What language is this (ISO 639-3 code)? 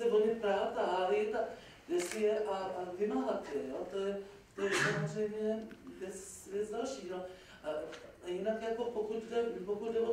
ces